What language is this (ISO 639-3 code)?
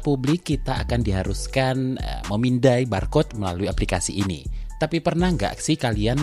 ind